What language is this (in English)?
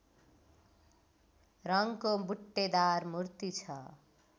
Nepali